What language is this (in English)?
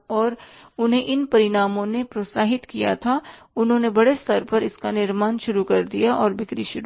Hindi